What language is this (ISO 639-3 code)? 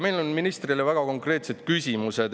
est